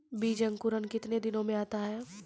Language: Maithili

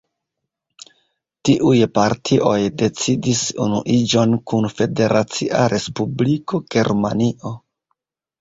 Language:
Esperanto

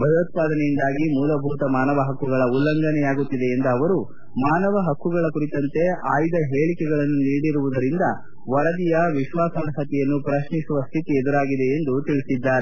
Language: Kannada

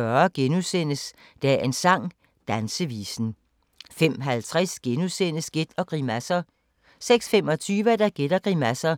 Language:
Danish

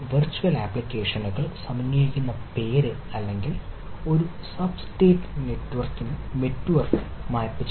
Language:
Malayalam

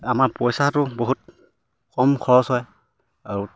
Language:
Assamese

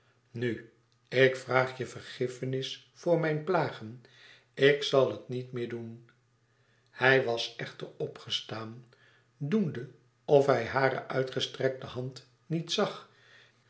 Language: Dutch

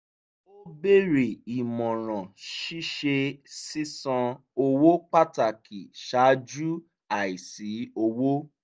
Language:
Yoruba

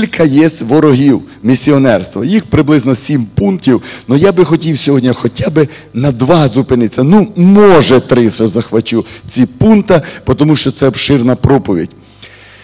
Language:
Russian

